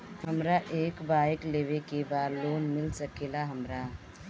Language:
Bhojpuri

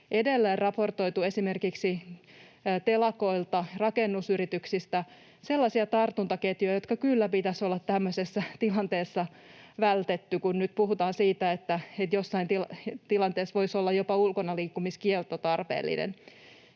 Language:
Finnish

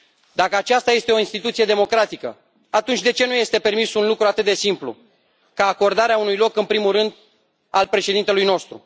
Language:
Romanian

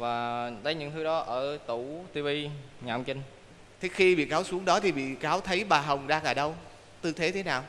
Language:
Vietnamese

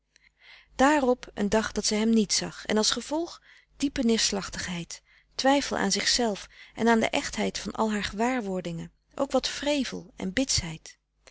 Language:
Dutch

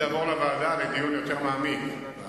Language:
Hebrew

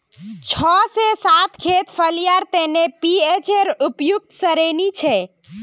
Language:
Magahi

